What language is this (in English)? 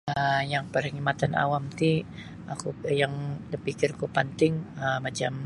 Sabah Bisaya